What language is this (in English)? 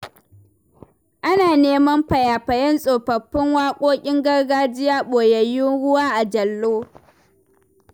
Hausa